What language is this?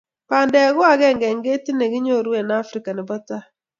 Kalenjin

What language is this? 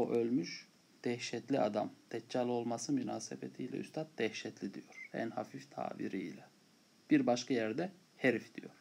Turkish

